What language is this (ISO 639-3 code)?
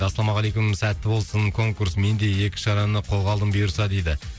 kaz